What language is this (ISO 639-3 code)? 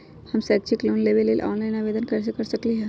mag